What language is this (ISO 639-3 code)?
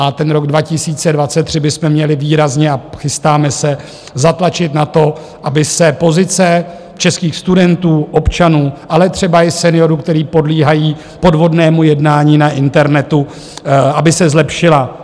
ces